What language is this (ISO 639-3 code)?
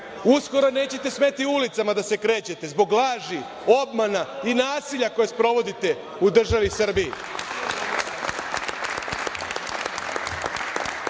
srp